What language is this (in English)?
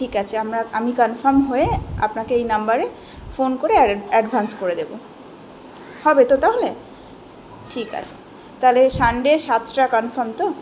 Bangla